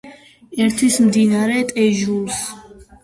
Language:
Georgian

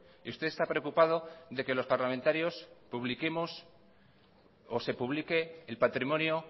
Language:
Spanish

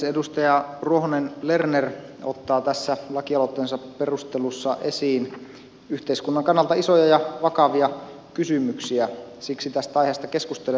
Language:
Finnish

